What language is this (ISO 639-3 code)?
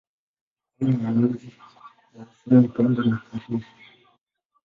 swa